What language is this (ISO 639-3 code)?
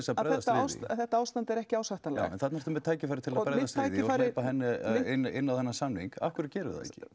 isl